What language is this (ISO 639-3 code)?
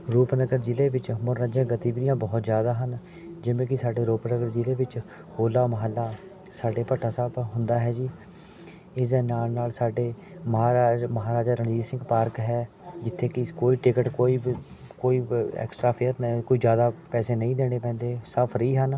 pan